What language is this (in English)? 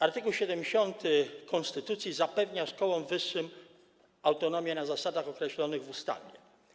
Polish